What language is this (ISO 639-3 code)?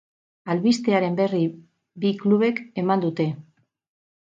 eus